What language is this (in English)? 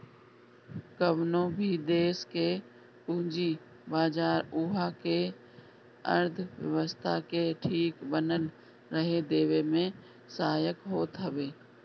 Bhojpuri